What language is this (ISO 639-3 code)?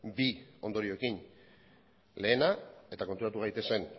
eus